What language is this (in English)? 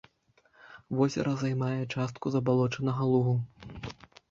Belarusian